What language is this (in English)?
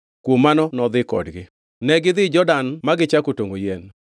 Luo (Kenya and Tanzania)